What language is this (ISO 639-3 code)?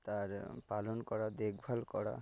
ben